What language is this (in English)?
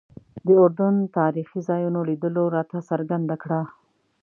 Pashto